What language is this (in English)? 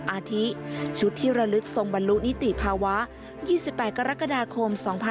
Thai